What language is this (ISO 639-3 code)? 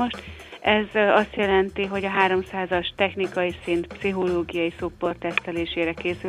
hun